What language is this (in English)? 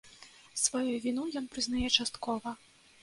Belarusian